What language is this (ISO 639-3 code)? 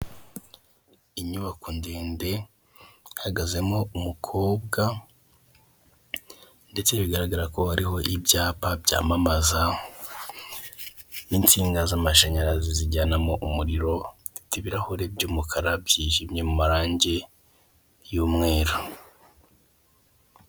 kin